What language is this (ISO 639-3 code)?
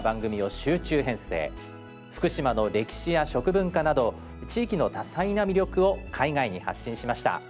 jpn